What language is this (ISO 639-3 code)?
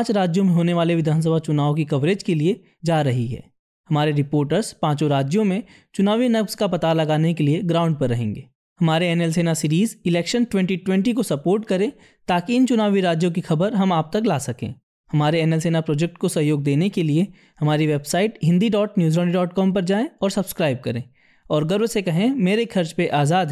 hin